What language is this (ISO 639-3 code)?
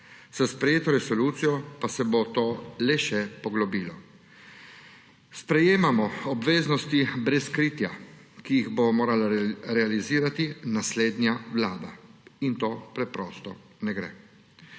slv